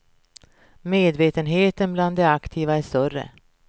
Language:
Swedish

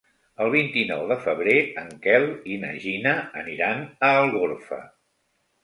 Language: Catalan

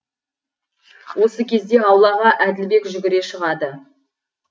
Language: Kazakh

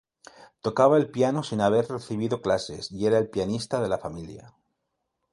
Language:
Spanish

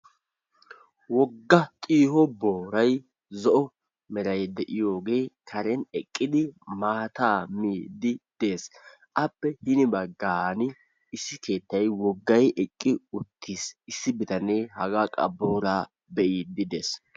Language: Wolaytta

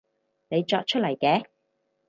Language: Cantonese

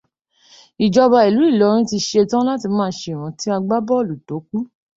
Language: Yoruba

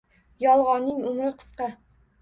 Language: Uzbek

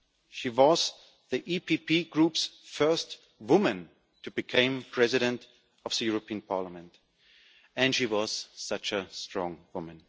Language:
English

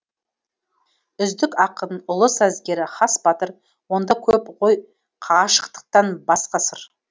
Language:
Kazakh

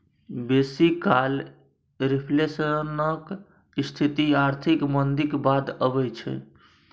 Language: Maithili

